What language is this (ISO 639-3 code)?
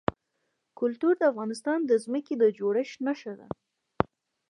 pus